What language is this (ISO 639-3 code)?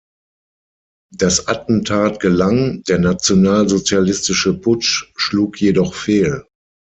deu